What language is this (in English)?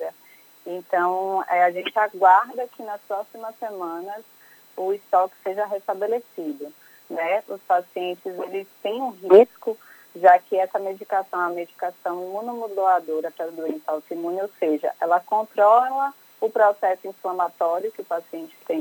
Portuguese